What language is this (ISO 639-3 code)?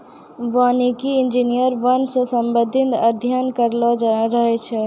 mai